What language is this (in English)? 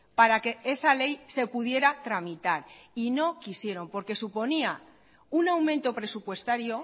Spanish